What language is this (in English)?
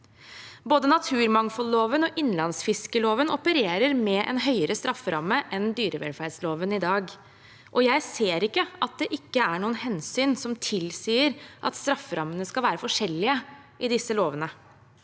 Norwegian